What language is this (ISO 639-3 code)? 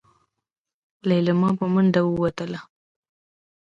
pus